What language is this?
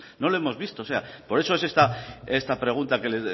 Spanish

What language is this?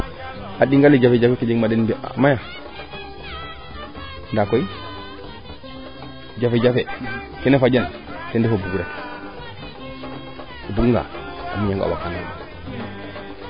Serer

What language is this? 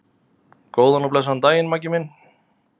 Icelandic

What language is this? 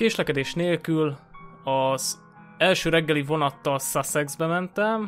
Hungarian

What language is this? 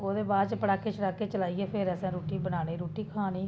Dogri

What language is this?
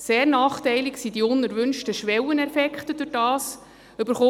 Swiss German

